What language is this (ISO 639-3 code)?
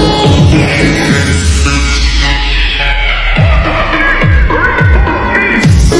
ind